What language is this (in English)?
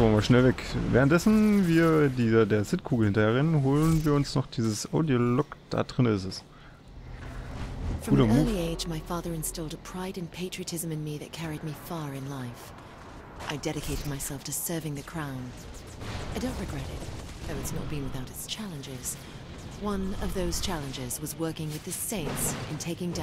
German